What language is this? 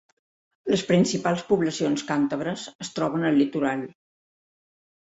Catalan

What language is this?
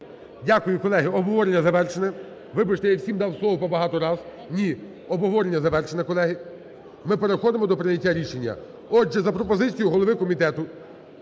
Ukrainian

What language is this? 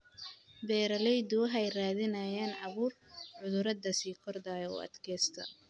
Somali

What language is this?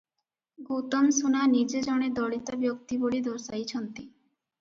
Odia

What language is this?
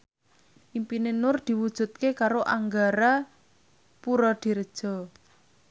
Javanese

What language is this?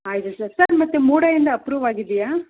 Kannada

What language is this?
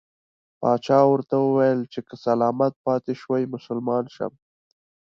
Pashto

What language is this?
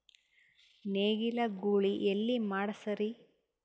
Kannada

